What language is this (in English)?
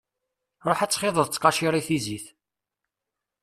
Kabyle